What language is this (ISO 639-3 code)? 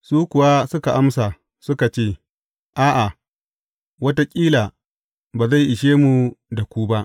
hau